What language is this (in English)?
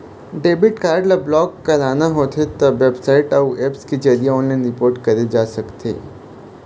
Chhattisgarhi